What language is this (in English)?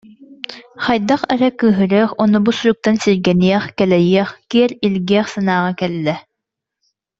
Yakut